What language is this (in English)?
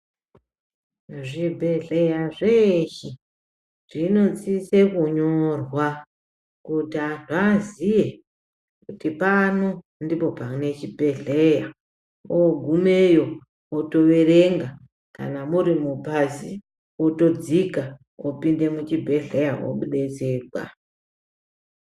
Ndau